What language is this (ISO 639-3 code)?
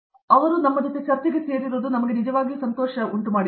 kan